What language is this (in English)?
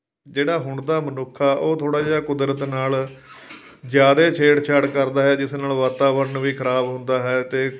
Punjabi